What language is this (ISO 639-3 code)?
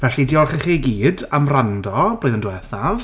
cym